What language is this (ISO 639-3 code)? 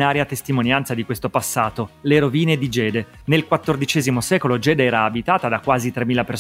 ita